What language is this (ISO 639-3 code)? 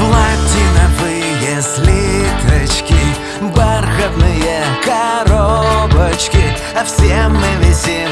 rus